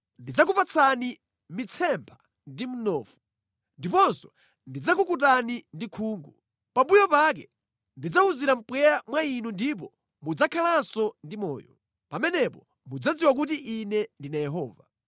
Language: Nyanja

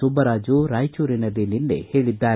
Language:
Kannada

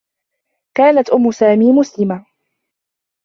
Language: Arabic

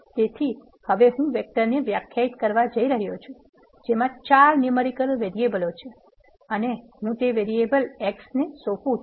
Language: Gujarati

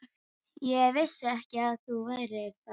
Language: Icelandic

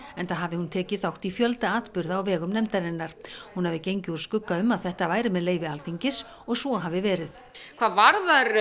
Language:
Icelandic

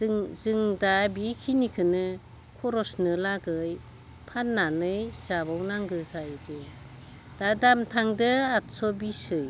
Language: Bodo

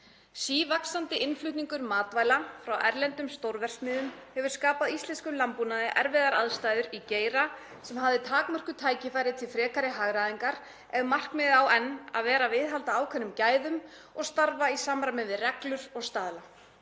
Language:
Icelandic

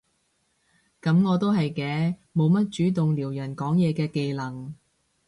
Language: Cantonese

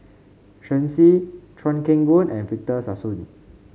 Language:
English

